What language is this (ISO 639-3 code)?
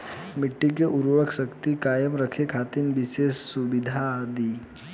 bho